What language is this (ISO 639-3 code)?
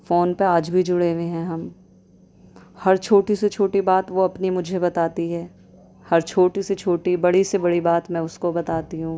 urd